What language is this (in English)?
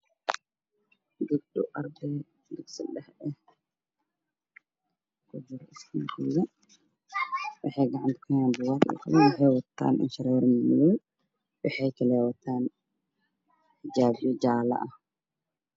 Somali